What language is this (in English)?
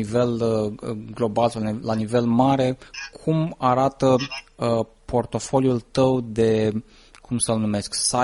Romanian